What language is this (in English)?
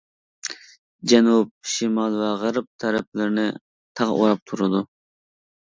Uyghur